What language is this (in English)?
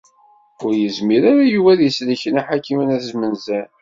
Kabyle